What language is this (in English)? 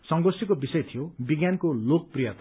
Nepali